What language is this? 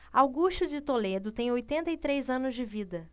Portuguese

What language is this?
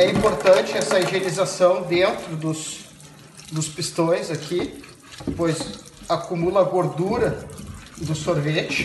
Portuguese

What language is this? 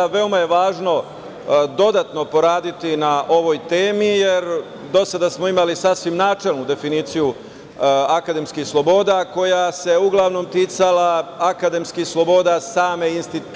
Serbian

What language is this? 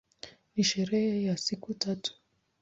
Swahili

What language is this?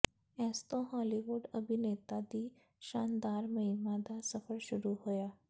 Punjabi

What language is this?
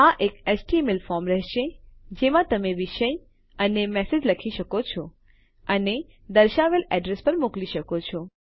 Gujarati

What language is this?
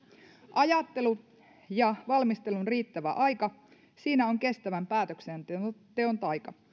Finnish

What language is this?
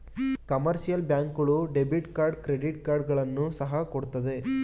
Kannada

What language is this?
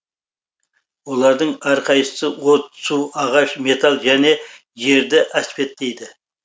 Kazakh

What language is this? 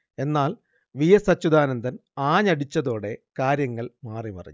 Malayalam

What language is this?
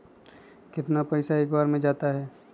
Magahi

